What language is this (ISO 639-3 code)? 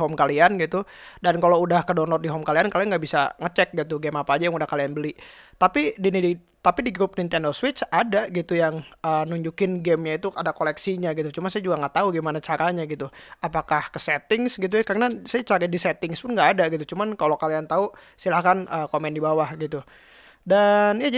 ind